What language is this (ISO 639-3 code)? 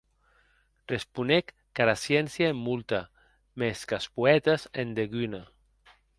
oci